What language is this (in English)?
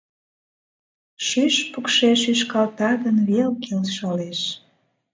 Mari